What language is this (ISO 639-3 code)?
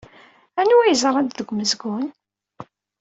kab